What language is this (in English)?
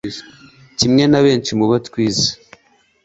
Kinyarwanda